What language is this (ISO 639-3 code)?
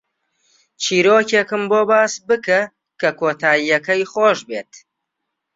ckb